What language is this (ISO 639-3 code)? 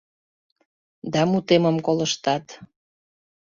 chm